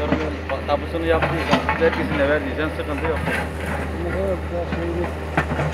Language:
Turkish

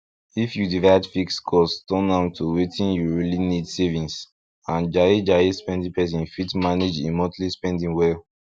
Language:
Nigerian Pidgin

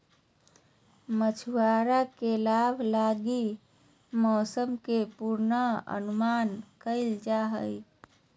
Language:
Magahi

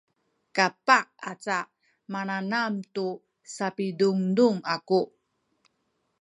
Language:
Sakizaya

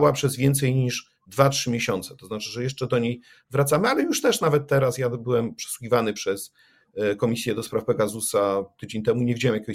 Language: Polish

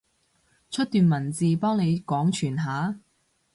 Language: Cantonese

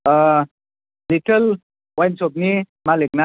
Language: Bodo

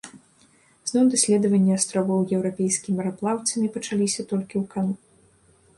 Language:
Belarusian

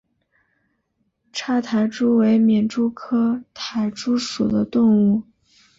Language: Chinese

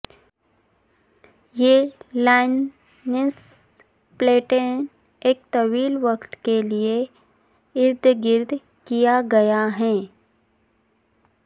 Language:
Urdu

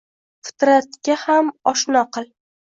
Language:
Uzbek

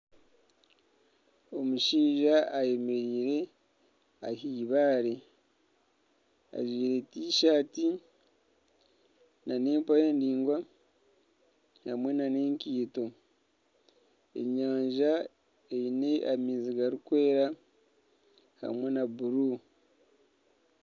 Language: Nyankole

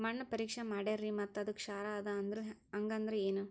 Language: Kannada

